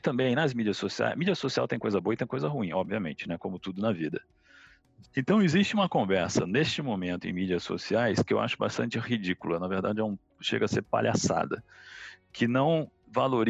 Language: Portuguese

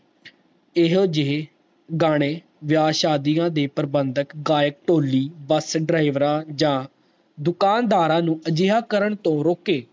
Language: Punjabi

